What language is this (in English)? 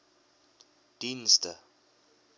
Afrikaans